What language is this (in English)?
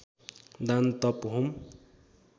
Nepali